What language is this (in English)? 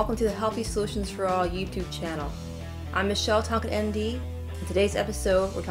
English